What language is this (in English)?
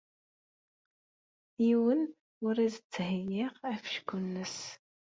Kabyle